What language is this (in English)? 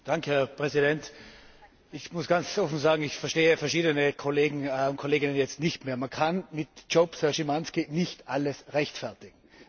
German